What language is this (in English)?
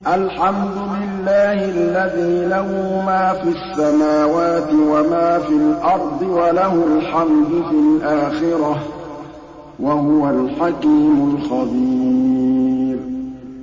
Arabic